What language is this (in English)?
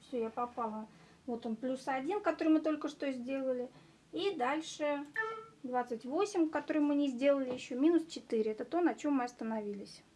Russian